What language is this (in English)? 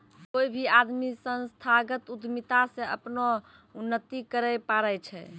Maithili